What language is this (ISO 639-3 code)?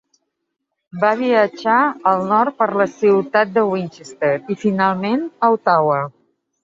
cat